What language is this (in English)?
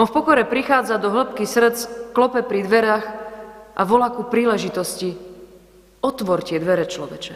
Slovak